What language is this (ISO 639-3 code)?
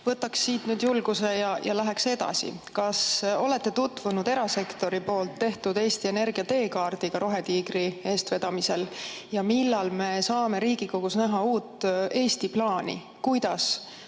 est